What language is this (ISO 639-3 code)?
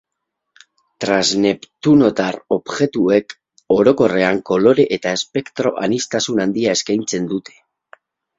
eus